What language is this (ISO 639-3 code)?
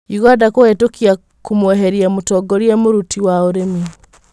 kik